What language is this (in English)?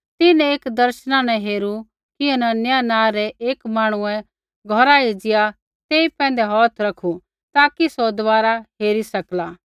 Kullu Pahari